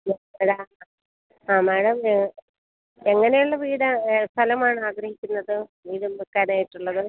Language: Malayalam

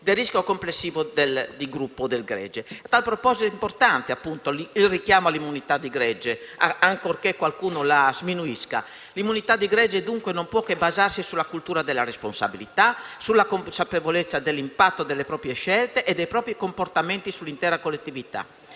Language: Italian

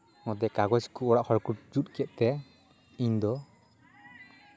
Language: Santali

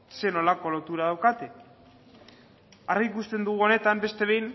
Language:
Basque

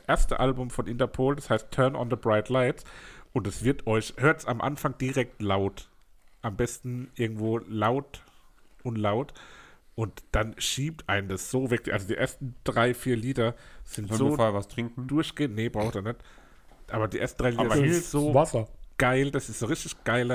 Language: German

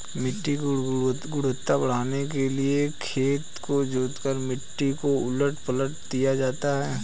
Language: Hindi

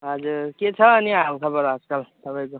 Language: Nepali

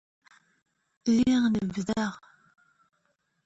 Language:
Kabyle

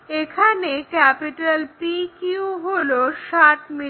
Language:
Bangla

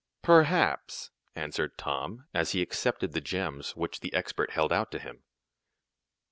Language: English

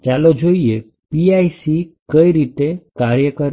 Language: Gujarati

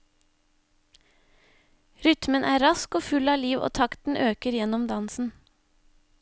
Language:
Norwegian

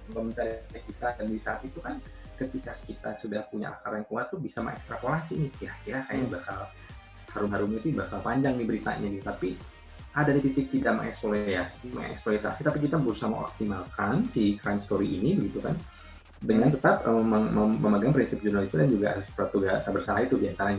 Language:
Indonesian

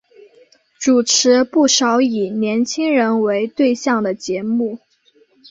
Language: Chinese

